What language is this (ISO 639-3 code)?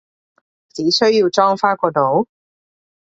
yue